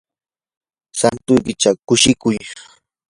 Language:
Yanahuanca Pasco Quechua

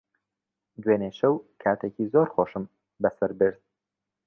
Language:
Central Kurdish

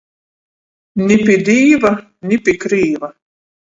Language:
Latgalian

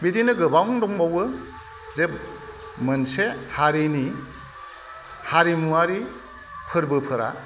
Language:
Bodo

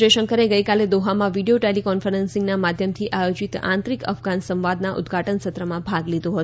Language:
Gujarati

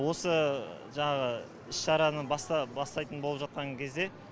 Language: Kazakh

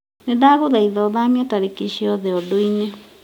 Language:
Kikuyu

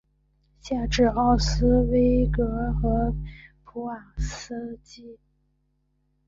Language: Chinese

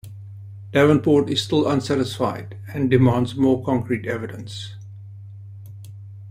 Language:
English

